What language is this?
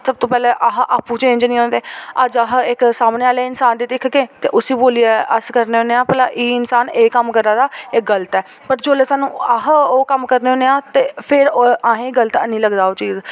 Dogri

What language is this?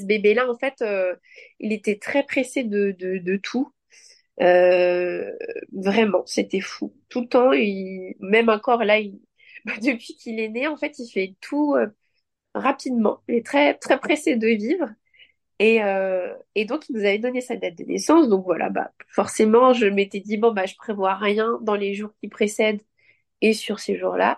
French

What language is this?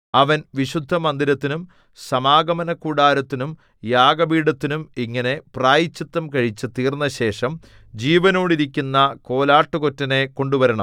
Malayalam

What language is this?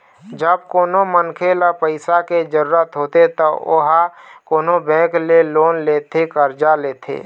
Chhattisgarhi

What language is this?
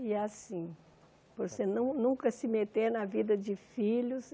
Portuguese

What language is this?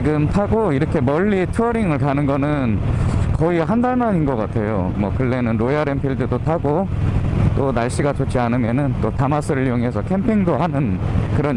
Korean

